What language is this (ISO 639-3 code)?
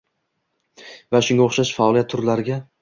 uzb